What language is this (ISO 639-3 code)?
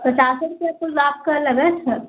hin